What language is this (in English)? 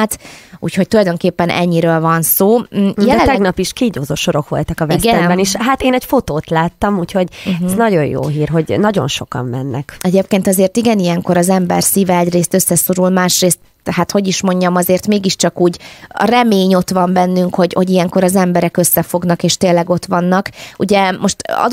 Hungarian